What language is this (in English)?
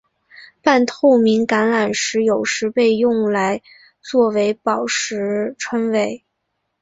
Chinese